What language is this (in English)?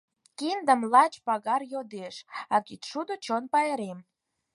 Mari